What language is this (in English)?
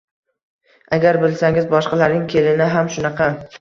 Uzbek